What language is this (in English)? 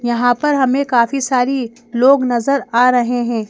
Hindi